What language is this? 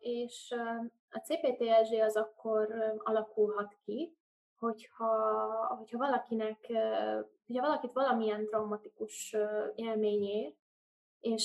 Hungarian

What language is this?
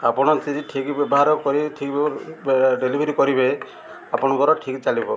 Odia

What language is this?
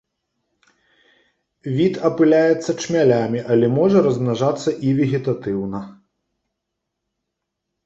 Belarusian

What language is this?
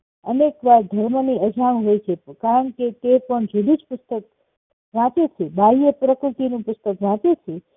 Gujarati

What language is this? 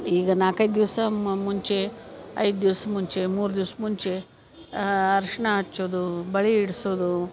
Kannada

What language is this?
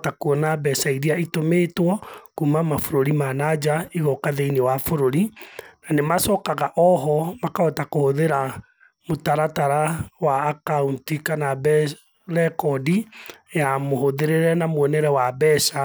Kikuyu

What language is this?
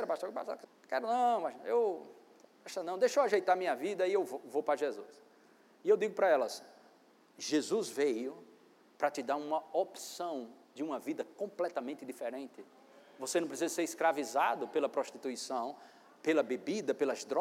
Portuguese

